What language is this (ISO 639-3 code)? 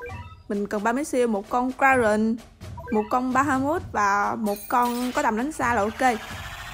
vie